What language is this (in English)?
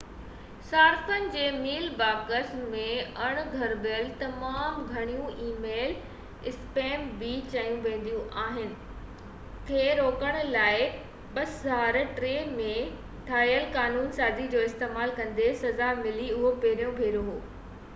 Sindhi